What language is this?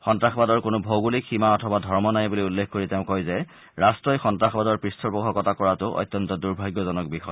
Assamese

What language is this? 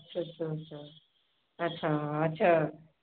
Maithili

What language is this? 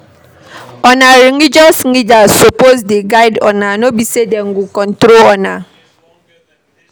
Nigerian Pidgin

